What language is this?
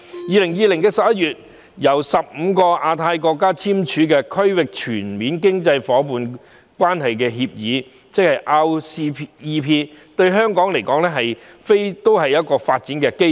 Cantonese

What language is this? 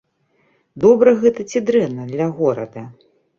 Belarusian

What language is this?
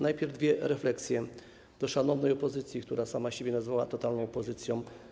Polish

